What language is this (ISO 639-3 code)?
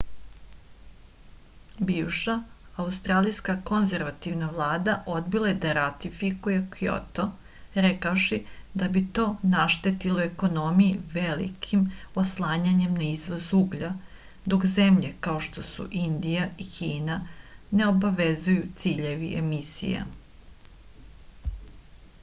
srp